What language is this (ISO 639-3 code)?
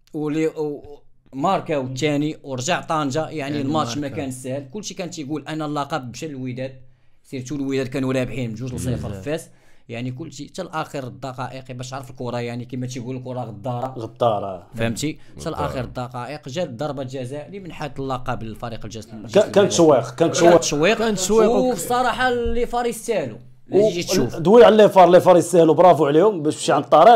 ara